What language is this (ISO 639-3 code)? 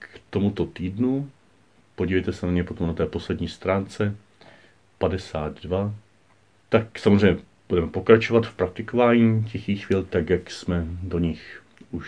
ces